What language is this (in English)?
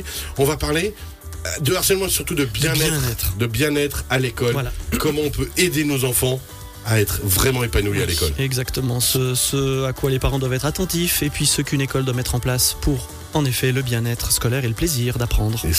French